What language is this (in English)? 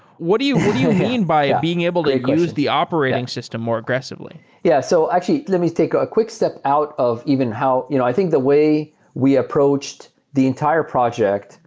English